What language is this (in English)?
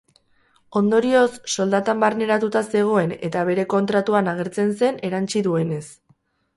Basque